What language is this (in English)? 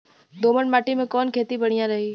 Bhojpuri